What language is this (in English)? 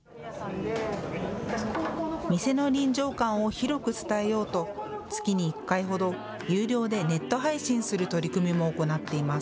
Japanese